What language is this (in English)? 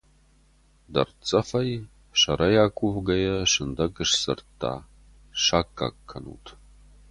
Ossetic